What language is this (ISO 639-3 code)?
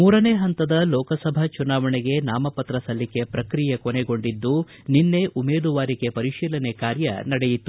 kan